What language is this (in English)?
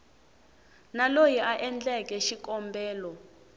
Tsonga